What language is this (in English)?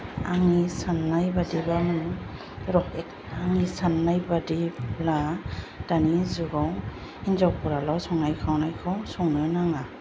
Bodo